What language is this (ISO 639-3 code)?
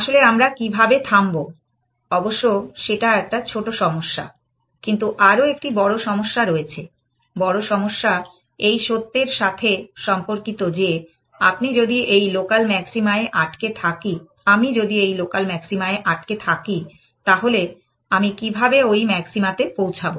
ben